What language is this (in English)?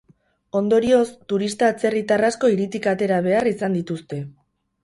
Basque